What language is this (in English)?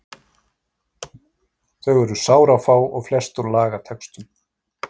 Icelandic